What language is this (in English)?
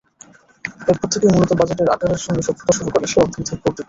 Bangla